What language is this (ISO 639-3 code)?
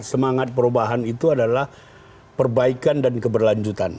ind